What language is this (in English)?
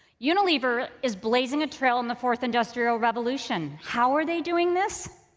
English